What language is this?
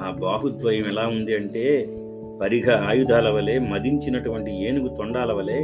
Telugu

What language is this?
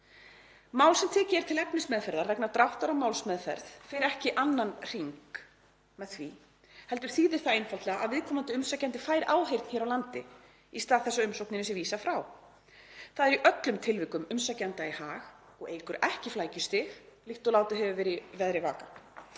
Icelandic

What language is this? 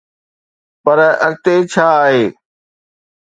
Sindhi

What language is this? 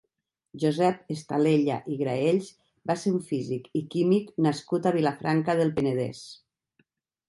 Catalan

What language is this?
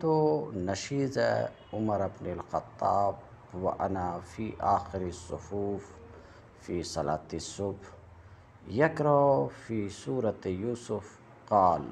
Arabic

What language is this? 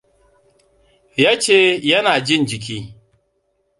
Hausa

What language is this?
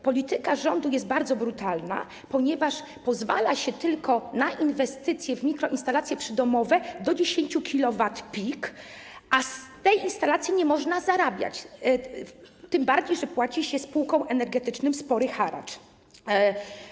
Polish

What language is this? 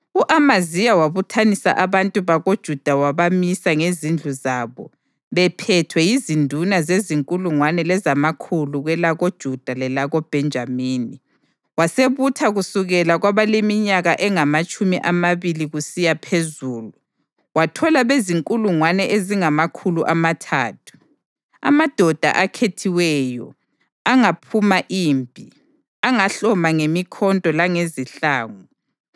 North Ndebele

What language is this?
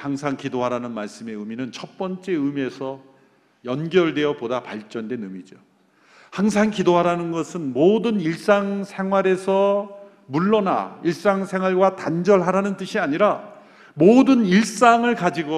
Korean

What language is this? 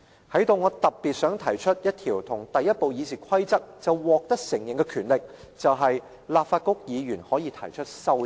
Cantonese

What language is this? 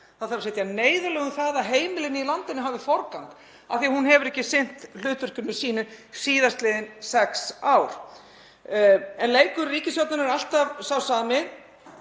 Icelandic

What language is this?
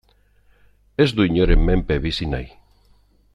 Basque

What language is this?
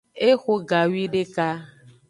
Aja (Benin)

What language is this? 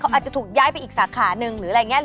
Thai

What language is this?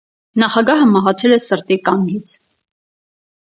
Armenian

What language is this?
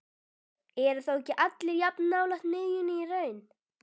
Icelandic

